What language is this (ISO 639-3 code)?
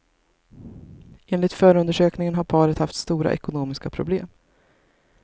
swe